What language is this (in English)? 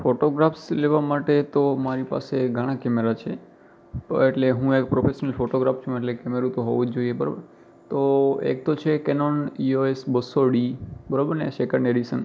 Gujarati